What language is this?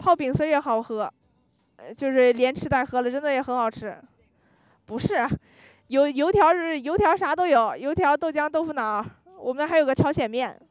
Chinese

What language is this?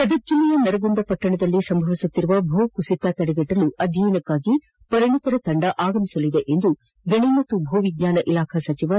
Kannada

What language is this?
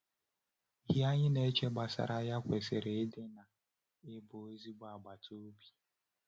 Igbo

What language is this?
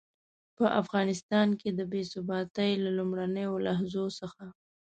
Pashto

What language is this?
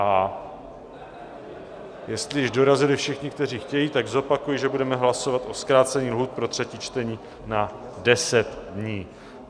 Czech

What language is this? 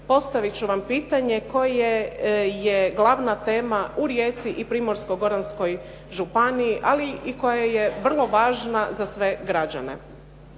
Croatian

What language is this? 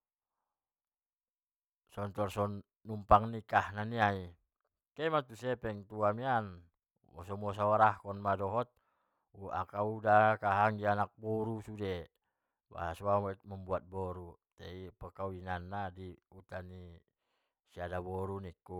Batak Mandailing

